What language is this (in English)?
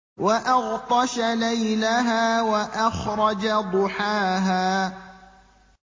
Arabic